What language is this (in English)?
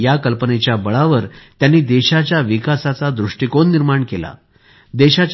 Marathi